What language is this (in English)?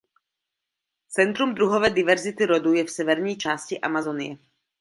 Czech